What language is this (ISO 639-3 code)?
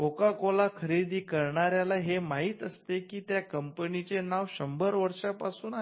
mar